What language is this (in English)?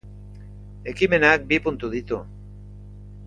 Basque